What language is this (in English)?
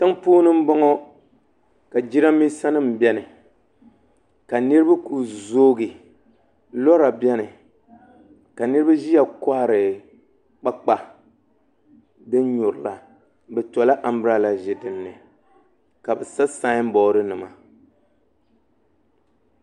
Dagbani